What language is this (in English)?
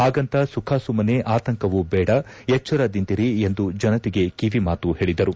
Kannada